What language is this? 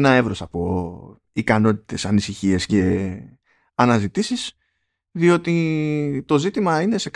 Greek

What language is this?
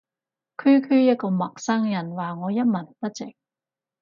Cantonese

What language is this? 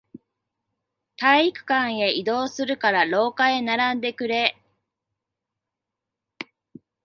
Japanese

